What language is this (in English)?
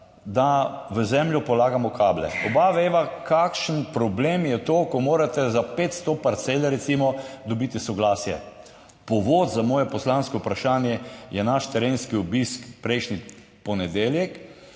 Slovenian